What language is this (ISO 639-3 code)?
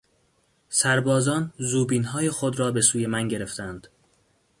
fas